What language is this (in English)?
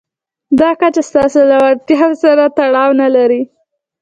Pashto